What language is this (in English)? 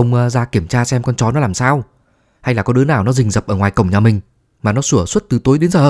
Vietnamese